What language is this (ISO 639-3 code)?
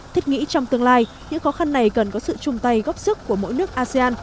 vie